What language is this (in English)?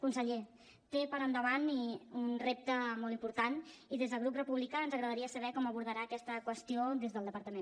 Catalan